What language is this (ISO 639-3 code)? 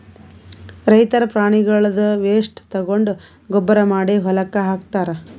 kan